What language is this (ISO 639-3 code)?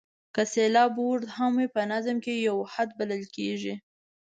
pus